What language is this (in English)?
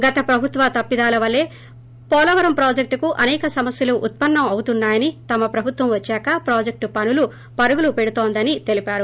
Telugu